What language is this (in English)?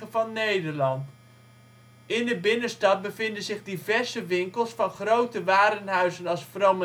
Dutch